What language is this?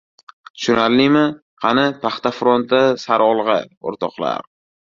Uzbek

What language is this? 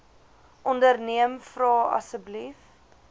Afrikaans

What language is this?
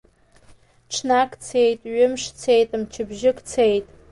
Abkhazian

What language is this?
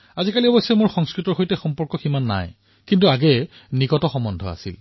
Assamese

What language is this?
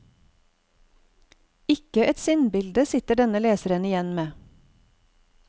Norwegian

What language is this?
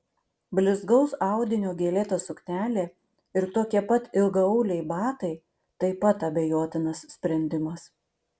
Lithuanian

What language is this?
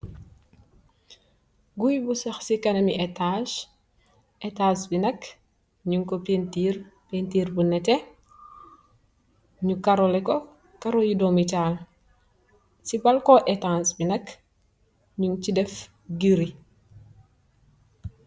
Wolof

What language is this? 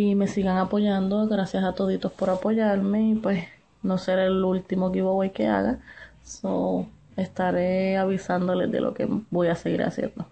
Spanish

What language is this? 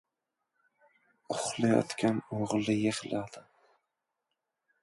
Uzbek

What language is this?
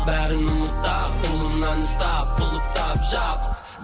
Kazakh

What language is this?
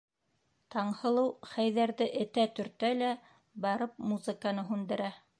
Bashkir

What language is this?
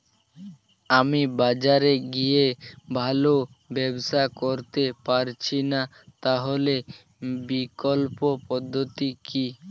Bangla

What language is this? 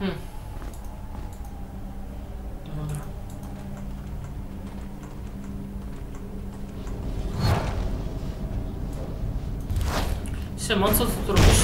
Polish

